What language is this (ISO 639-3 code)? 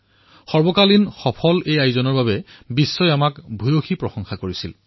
asm